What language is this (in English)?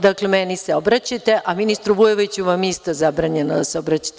Serbian